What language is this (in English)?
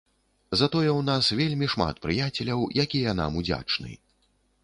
Belarusian